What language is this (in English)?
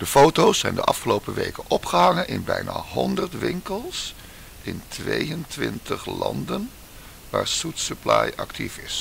Dutch